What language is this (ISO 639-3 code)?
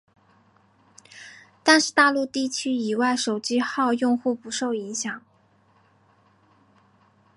zho